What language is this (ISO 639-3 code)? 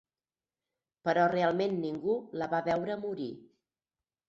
cat